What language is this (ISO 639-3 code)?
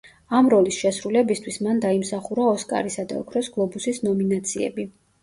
kat